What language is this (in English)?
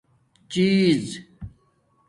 Domaaki